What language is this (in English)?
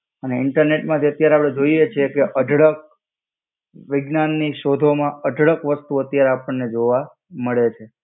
Gujarati